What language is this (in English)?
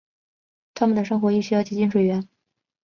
Chinese